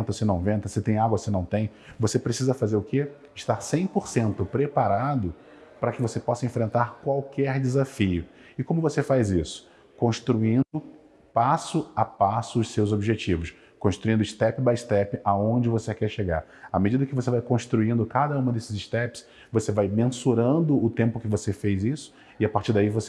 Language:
Portuguese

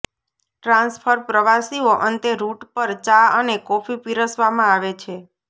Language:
Gujarati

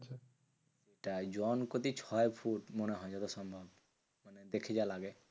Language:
Bangla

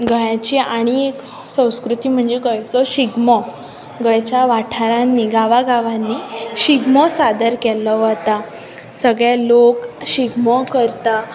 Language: Konkani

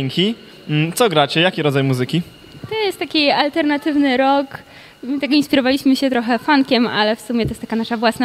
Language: Polish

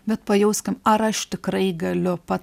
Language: Lithuanian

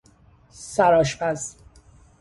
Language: Persian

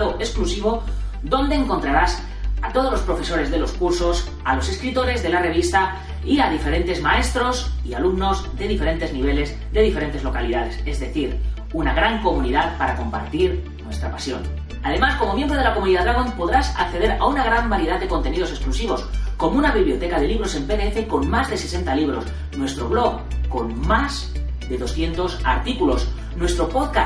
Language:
Spanish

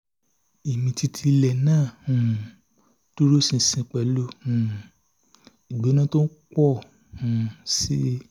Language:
Yoruba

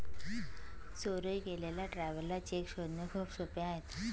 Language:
Marathi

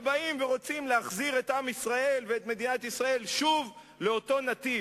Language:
Hebrew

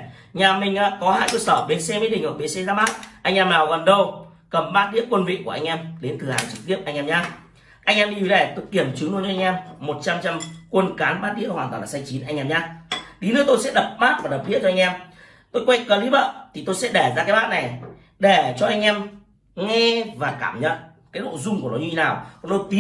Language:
Vietnamese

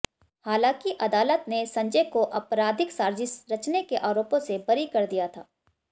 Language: Hindi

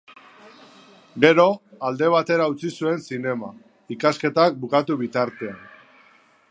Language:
Basque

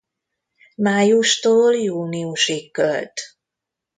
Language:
Hungarian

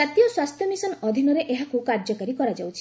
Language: Odia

